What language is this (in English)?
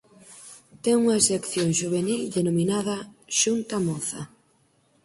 Galician